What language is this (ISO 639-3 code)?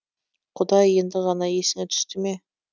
kaz